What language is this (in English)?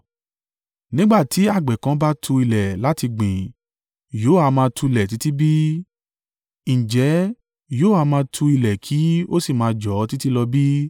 Yoruba